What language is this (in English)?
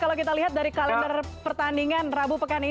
Indonesian